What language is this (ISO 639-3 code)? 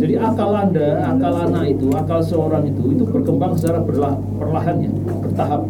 ind